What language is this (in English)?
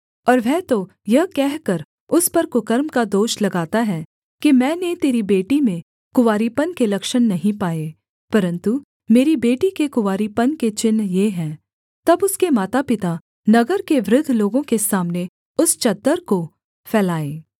Hindi